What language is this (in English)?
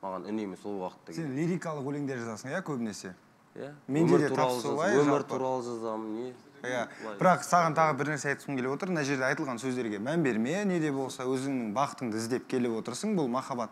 Turkish